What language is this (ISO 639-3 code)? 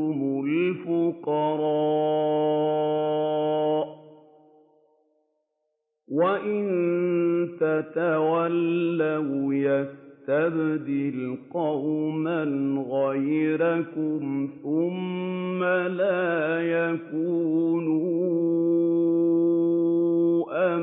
ara